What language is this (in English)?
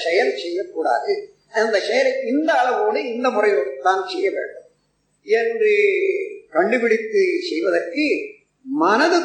Tamil